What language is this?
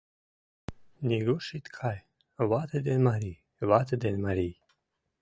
Mari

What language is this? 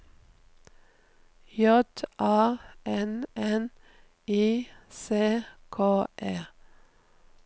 Norwegian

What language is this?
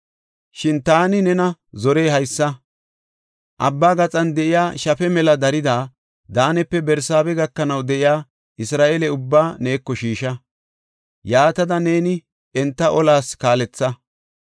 Gofa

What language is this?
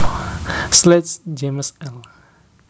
Javanese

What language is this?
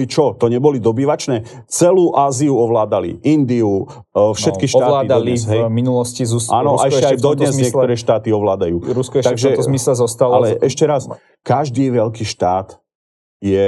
Slovak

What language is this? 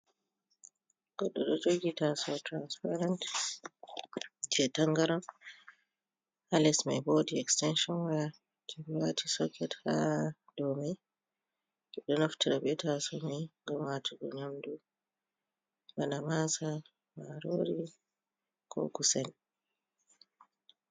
Fula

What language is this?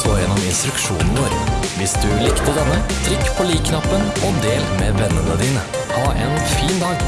Norwegian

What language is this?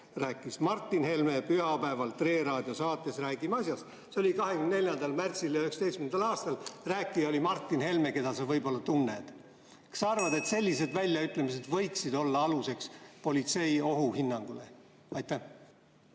Estonian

